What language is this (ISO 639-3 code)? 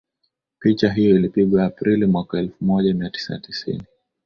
swa